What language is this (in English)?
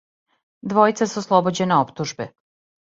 Serbian